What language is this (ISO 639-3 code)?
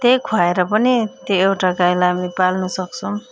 nep